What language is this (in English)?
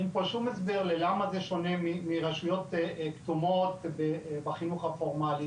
Hebrew